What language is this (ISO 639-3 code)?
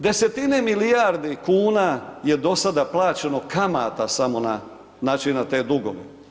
hrv